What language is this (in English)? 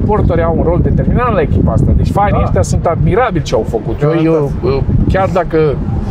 Romanian